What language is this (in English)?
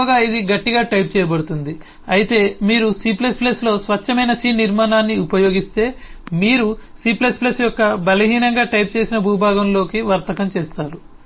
Telugu